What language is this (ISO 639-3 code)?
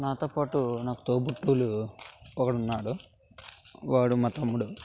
tel